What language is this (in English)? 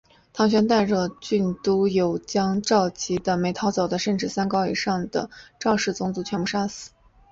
Chinese